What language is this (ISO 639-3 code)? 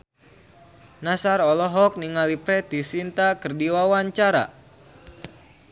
sun